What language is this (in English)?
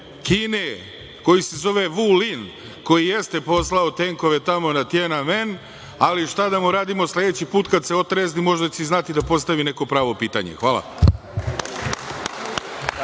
Serbian